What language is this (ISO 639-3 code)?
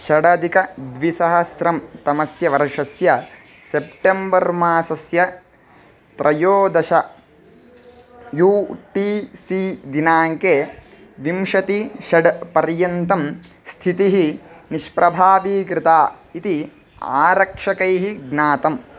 san